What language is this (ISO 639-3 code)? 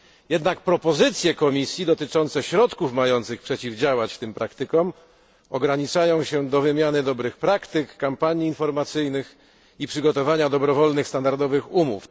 pol